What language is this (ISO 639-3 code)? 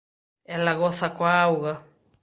glg